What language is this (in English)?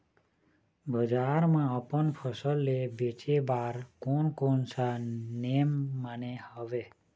Chhattisgarhi